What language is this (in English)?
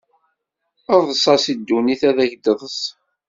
Kabyle